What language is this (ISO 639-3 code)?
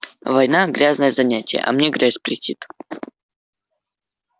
rus